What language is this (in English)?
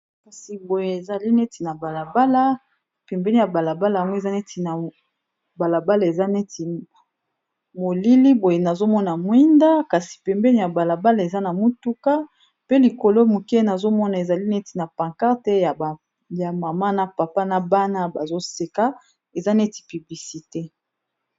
Lingala